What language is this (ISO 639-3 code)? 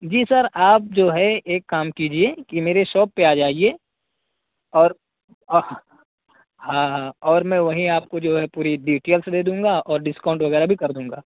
urd